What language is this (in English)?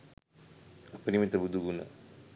Sinhala